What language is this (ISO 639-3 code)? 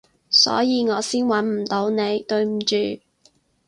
yue